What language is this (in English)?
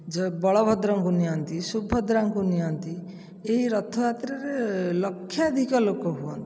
Odia